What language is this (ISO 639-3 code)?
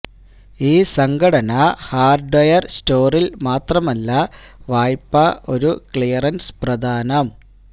mal